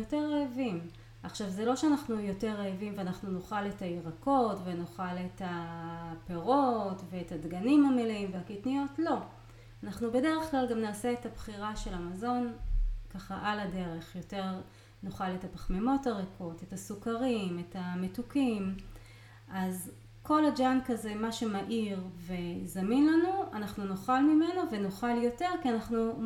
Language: Hebrew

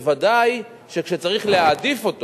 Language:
Hebrew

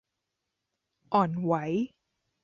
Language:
Thai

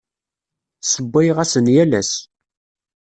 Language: Kabyle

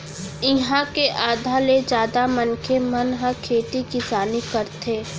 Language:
Chhattisgarhi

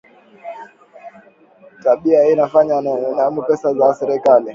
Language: Swahili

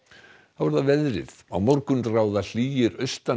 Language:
Icelandic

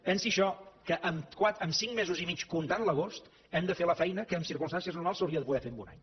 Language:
Catalan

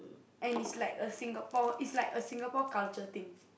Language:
English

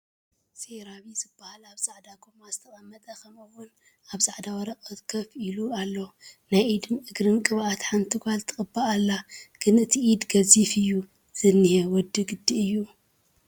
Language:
Tigrinya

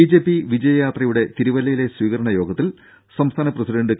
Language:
Malayalam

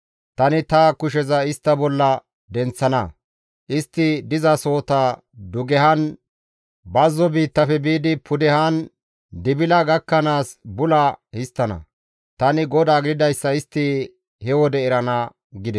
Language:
Gamo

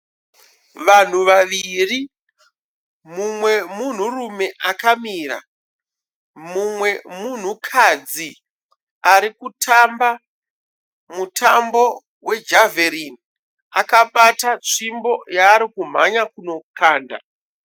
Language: Shona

